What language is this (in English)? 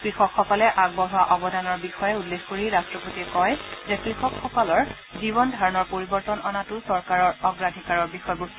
Assamese